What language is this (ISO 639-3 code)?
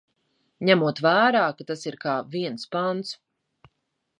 lav